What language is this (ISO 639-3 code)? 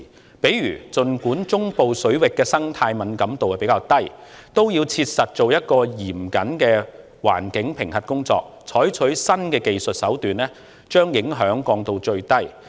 yue